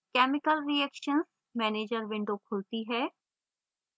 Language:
Hindi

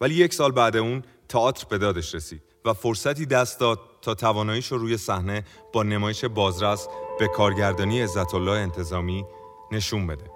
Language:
Persian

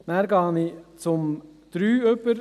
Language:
Swiss German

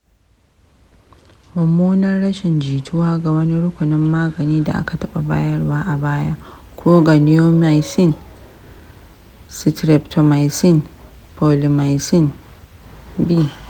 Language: Hausa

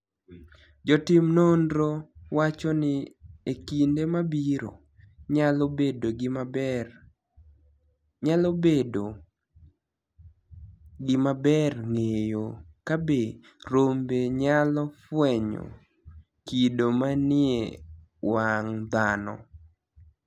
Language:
Luo (Kenya and Tanzania)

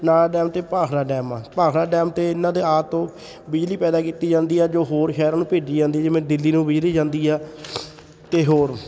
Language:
Punjabi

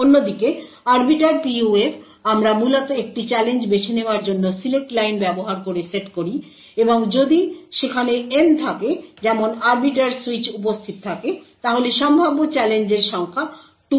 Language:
Bangla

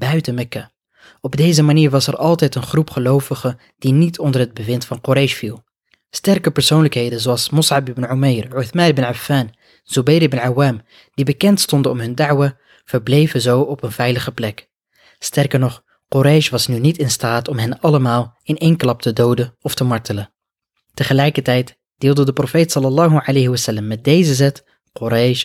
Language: Dutch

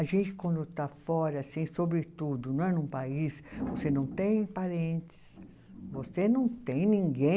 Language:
Portuguese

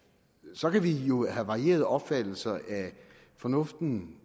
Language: Danish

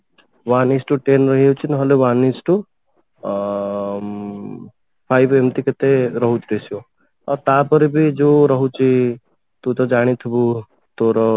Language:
Odia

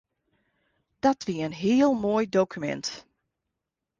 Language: Western Frisian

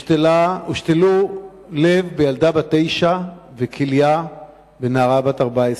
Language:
Hebrew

